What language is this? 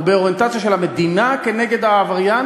Hebrew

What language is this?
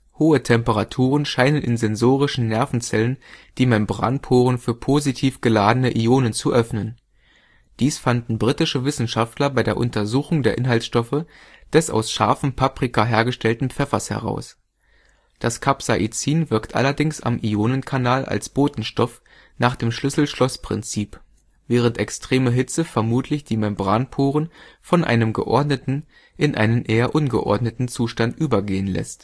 German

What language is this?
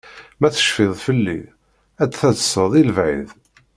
Kabyle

